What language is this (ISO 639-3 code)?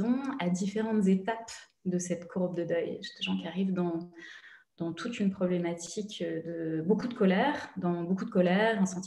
fra